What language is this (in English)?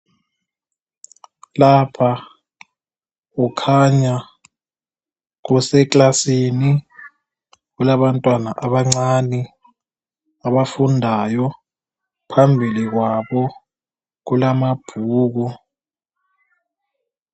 North Ndebele